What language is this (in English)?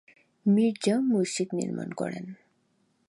Bangla